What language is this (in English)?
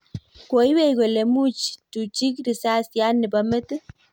Kalenjin